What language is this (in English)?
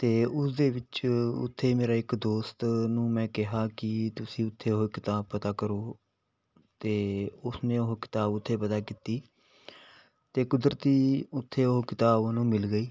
Punjabi